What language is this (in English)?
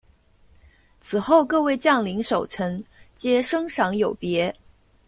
Chinese